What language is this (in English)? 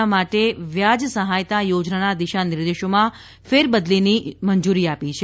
Gujarati